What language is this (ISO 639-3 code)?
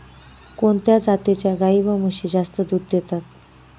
mar